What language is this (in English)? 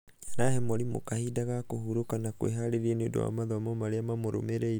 Kikuyu